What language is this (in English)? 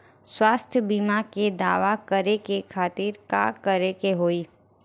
Bhojpuri